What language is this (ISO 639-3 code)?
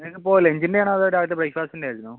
mal